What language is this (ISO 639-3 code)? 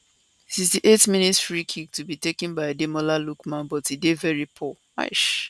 pcm